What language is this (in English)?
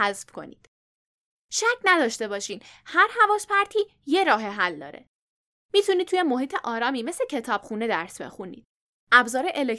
Persian